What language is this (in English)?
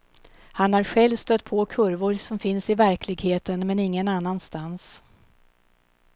Swedish